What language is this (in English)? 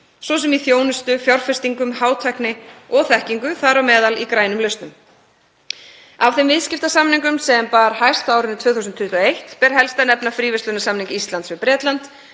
Icelandic